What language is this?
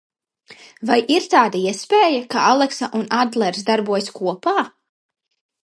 Latvian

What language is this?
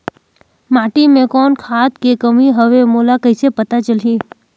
Chhattisgarhi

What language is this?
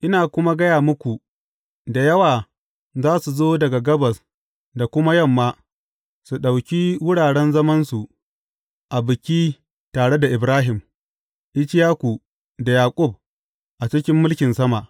Hausa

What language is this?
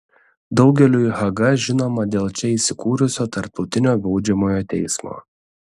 Lithuanian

